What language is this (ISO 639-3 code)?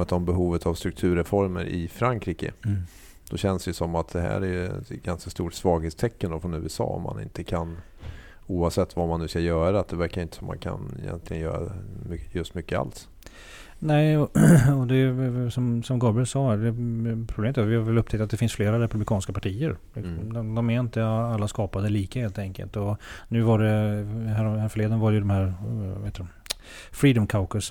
swe